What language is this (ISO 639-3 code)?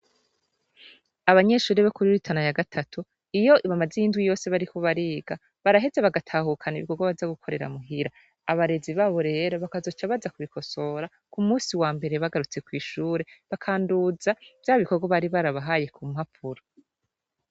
run